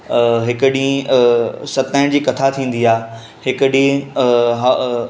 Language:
Sindhi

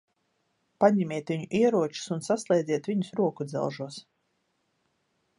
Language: Latvian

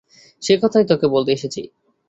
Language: Bangla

